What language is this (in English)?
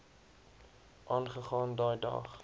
Afrikaans